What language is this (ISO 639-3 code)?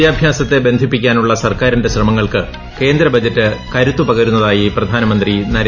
mal